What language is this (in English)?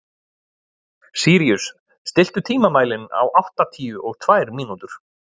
Icelandic